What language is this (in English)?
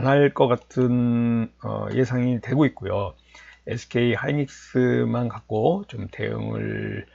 Korean